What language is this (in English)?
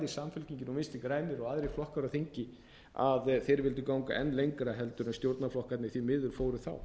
Icelandic